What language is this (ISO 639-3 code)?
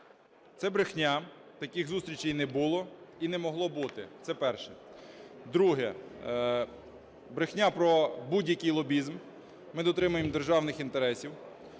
ukr